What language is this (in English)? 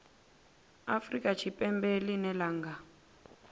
Venda